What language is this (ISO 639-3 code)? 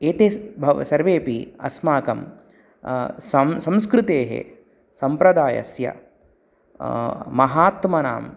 san